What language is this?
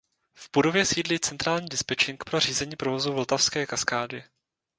Czech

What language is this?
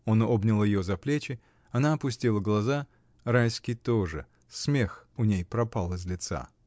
Russian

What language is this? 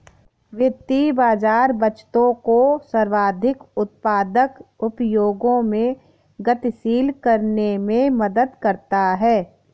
Hindi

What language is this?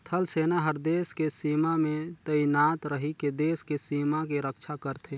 Chhattisgarhi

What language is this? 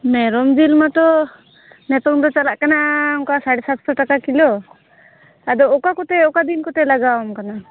Santali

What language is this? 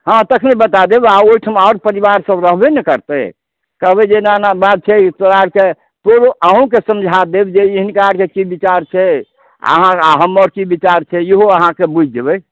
Maithili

